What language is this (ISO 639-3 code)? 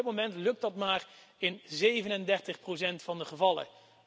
nld